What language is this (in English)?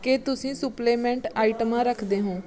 Punjabi